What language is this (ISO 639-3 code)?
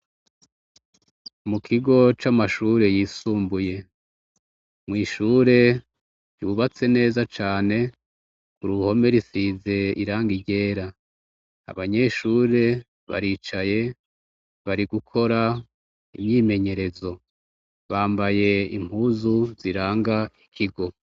run